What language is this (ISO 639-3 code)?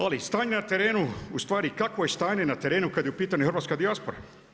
hrv